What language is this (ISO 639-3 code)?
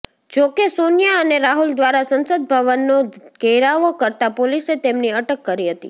guj